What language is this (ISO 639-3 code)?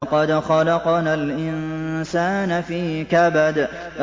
ara